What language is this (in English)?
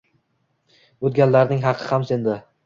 Uzbek